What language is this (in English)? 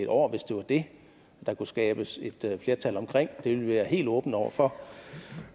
Danish